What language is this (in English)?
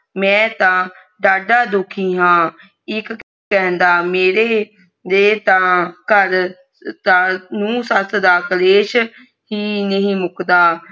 Punjabi